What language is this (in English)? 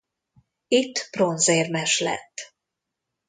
Hungarian